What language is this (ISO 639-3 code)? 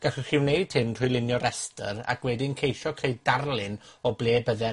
cym